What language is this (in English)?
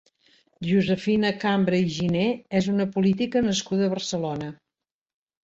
Catalan